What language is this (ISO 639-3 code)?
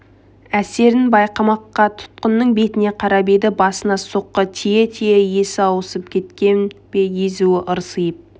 kaz